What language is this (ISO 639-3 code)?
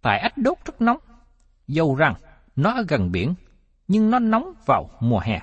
vie